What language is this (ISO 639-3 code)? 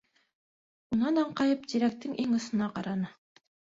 bak